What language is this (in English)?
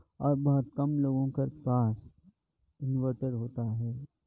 Urdu